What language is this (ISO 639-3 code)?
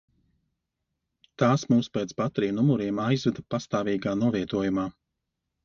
lav